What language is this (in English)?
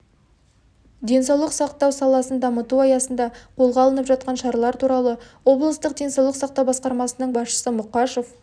Kazakh